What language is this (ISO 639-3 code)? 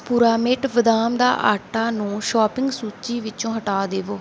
pan